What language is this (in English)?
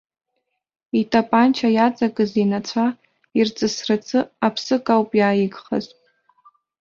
Abkhazian